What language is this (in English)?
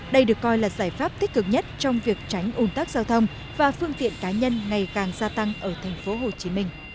Vietnamese